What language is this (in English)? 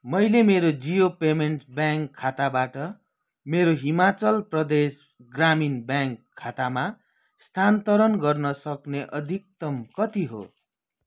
Nepali